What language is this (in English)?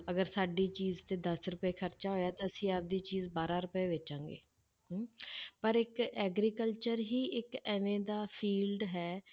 Punjabi